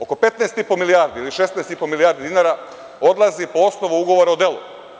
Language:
Serbian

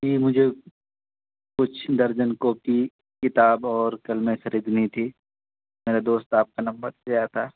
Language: Urdu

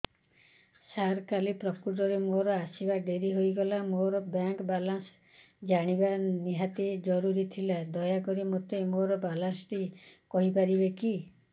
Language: Odia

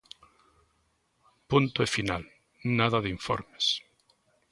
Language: Galician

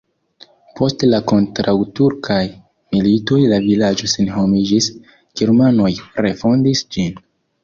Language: Esperanto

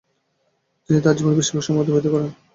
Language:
Bangla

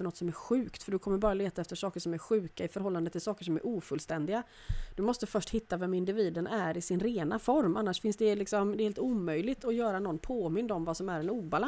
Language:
Swedish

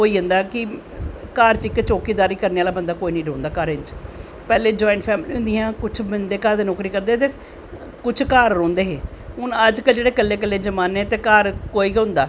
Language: Dogri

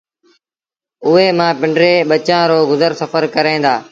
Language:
Sindhi Bhil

